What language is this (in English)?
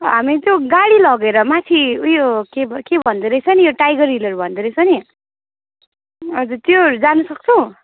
Nepali